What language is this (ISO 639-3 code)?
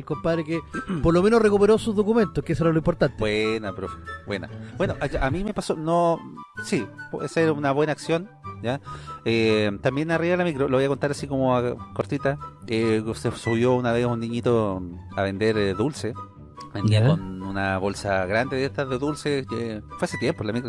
spa